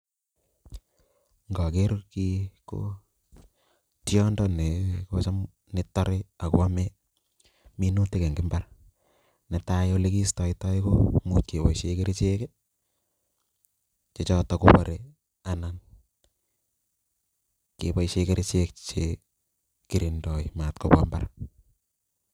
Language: Kalenjin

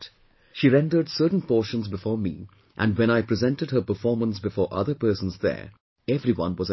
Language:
English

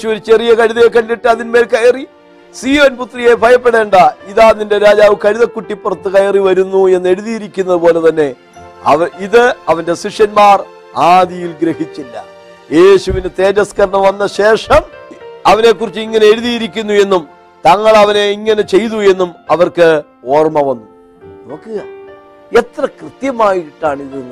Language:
Malayalam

